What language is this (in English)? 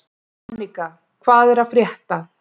Icelandic